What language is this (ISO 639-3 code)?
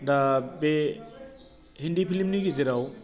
brx